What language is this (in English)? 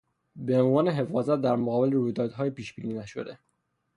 Persian